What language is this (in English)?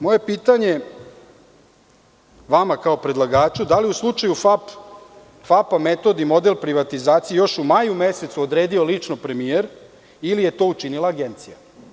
Serbian